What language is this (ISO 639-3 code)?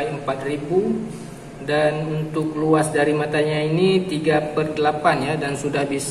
ind